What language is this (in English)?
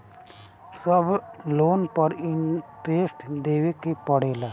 Bhojpuri